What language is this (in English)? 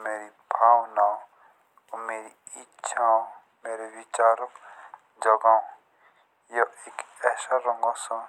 Jaunsari